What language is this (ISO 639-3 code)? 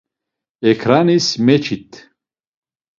lzz